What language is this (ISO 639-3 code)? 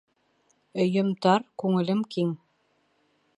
bak